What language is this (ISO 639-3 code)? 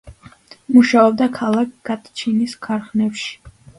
kat